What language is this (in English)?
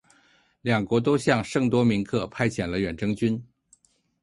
Chinese